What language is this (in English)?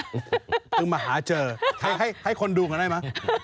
Thai